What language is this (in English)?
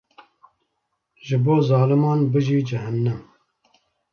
Kurdish